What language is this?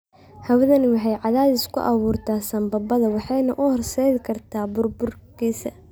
Somali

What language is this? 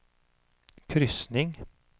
Swedish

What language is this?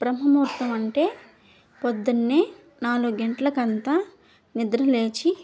Telugu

